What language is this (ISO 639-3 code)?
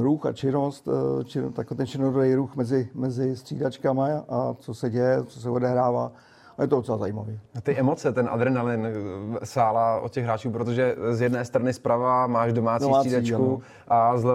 ces